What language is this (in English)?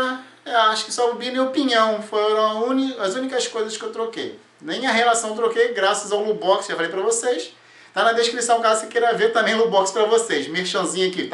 Portuguese